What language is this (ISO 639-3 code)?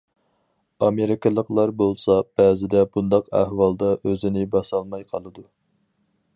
uig